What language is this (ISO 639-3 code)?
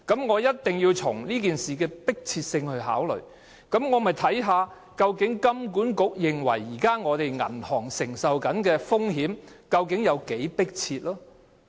yue